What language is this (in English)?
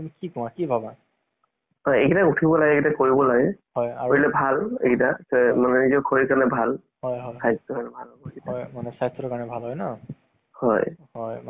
Assamese